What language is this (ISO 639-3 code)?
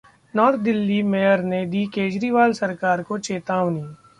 hin